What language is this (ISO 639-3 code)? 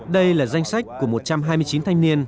vie